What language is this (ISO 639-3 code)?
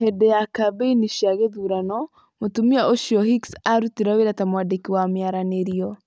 kik